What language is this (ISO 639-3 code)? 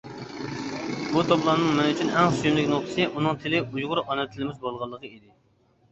uig